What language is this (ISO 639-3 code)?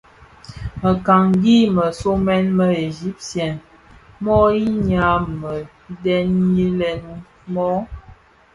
ksf